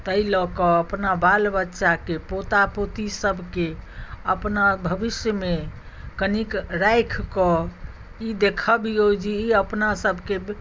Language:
Maithili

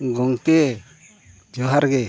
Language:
Santali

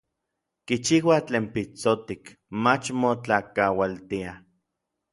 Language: Orizaba Nahuatl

